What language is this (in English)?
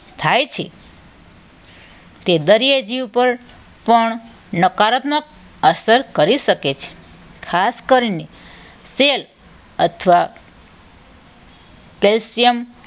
Gujarati